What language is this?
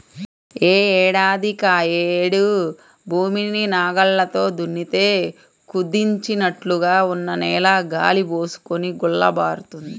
Telugu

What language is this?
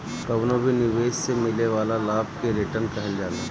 Bhojpuri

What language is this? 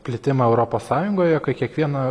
Lithuanian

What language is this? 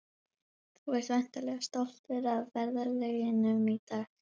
Icelandic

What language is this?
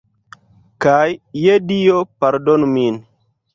Esperanto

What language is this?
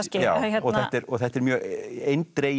Icelandic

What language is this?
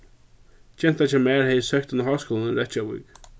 Faroese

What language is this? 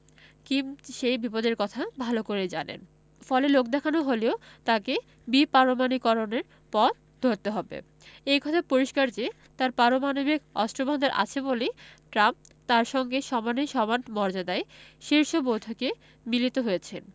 Bangla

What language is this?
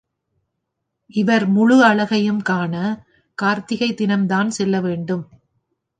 Tamil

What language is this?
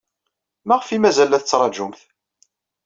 Kabyle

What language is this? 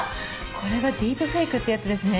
Japanese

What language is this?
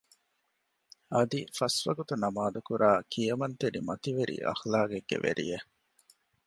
Divehi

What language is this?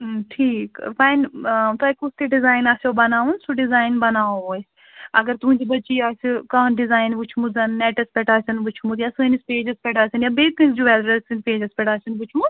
Kashmiri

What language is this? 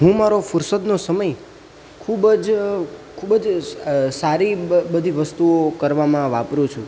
Gujarati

